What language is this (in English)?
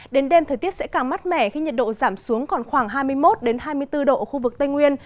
Vietnamese